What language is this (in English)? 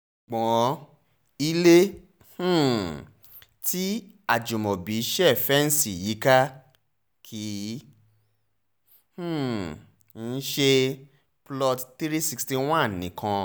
Yoruba